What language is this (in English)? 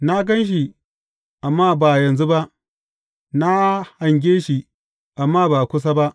Hausa